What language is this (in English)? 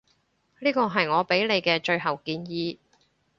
Cantonese